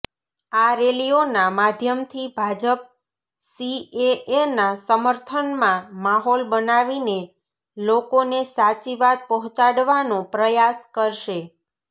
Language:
Gujarati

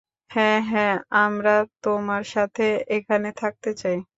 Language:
Bangla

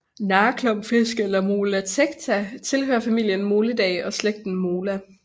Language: Danish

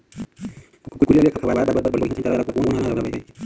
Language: Chhattisgarhi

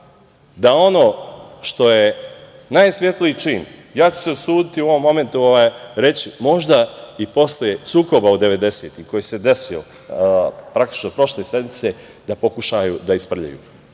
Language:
Serbian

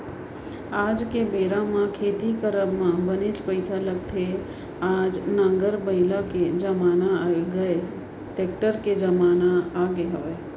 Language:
Chhattisgarhi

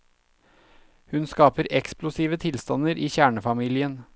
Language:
Norwegian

